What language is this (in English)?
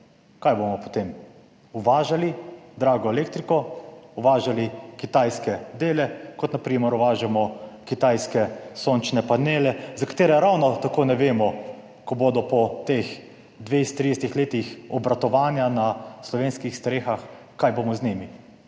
Slovenian